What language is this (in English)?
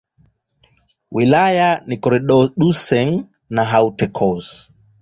Swahili